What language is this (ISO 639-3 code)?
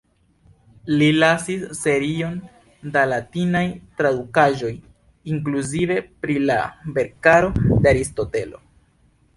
epo